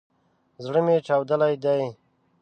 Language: Pashto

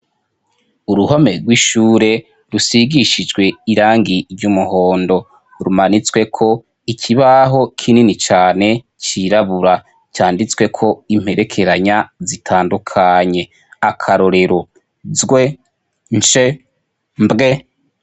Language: Rundi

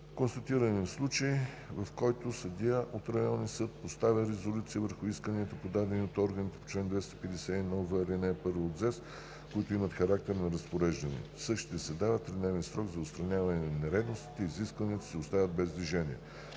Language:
Bulgarian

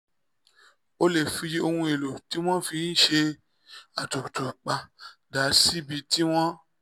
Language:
Yoruba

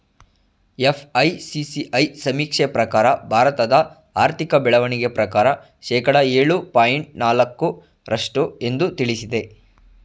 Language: Kannada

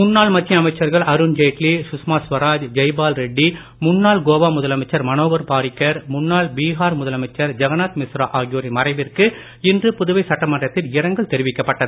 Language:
Tamil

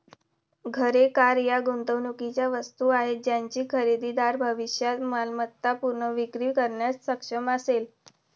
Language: Marathi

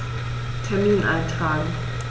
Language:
German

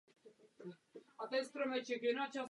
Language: Czech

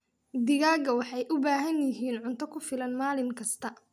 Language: Somali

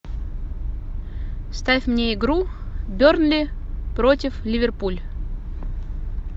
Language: Russian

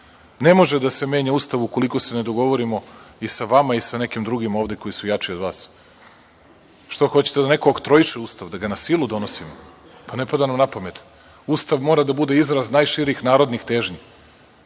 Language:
Serbian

